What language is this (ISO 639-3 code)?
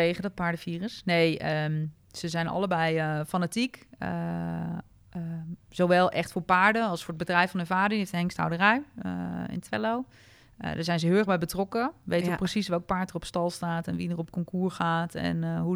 nld